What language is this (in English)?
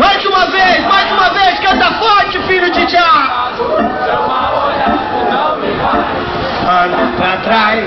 Arabic